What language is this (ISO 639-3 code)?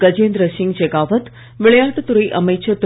tam